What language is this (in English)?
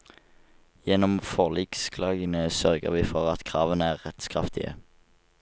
Norwegian